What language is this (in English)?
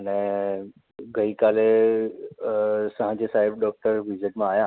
Gujarati